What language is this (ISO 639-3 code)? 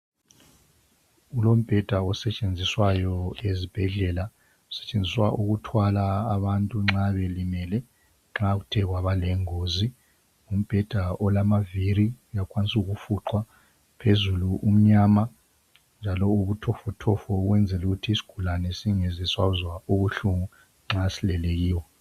nde